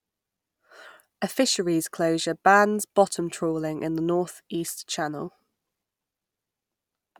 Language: English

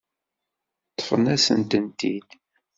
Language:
Kabyle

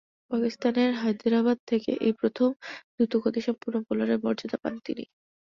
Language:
Bangla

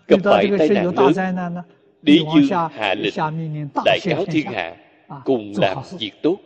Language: Vietnamese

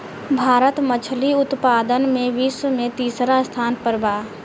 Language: Bhojpuri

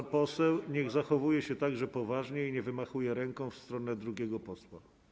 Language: Polish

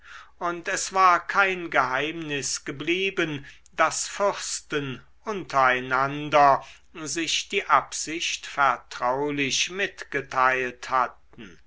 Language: German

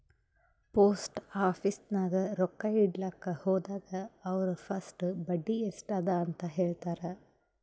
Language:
Kannada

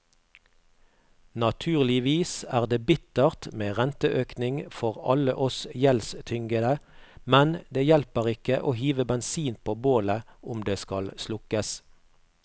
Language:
Norwegian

